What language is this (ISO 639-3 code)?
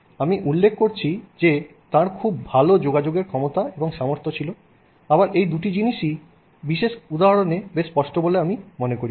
ben